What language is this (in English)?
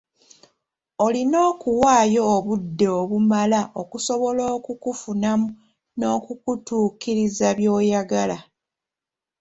Ganda